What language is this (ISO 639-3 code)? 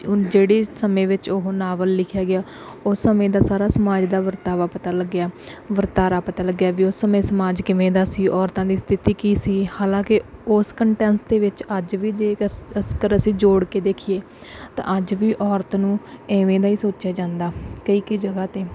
pan